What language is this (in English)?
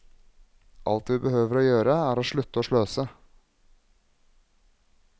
Norwegian